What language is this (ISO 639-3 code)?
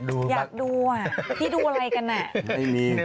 tha